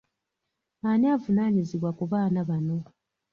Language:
Ganda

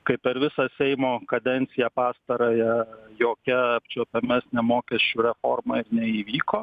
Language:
Lithuanian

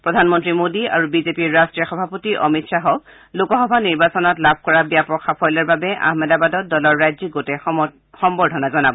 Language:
Assamese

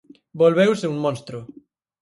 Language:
Galician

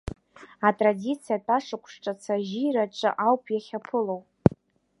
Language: Abkhazian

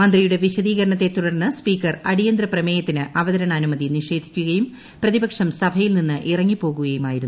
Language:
Malayalam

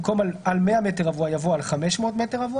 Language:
Hebrew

